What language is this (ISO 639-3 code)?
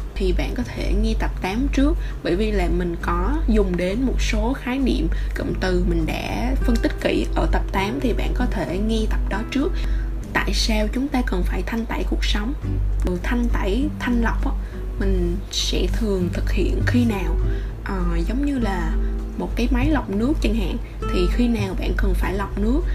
vie